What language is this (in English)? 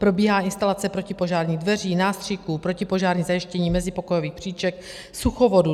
Czech